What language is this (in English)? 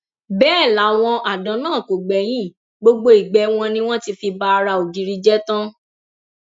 Yoruba